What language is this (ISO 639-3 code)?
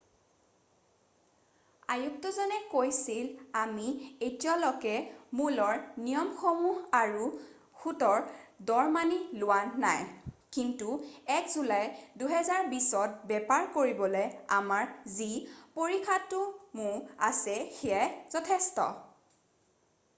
asm